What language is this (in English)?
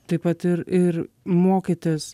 Lithuanian